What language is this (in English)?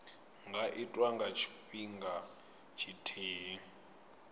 Venda